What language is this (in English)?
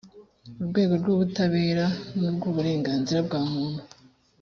Kinyarwanda